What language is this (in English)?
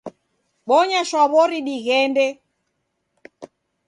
Taita